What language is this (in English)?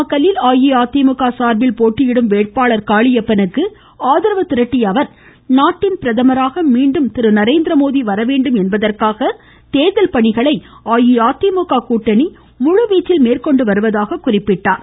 Tamil